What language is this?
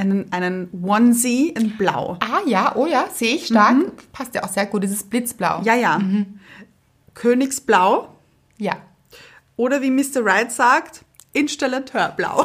German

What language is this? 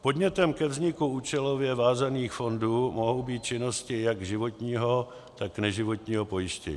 Czech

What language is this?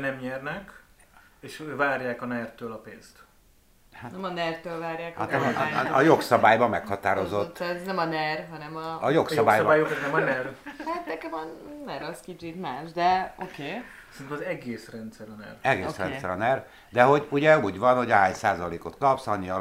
Hungarian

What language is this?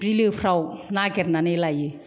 Bodo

